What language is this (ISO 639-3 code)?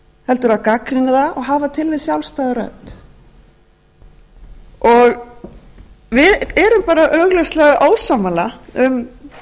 isl